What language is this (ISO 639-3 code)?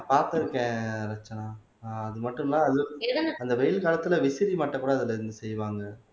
tam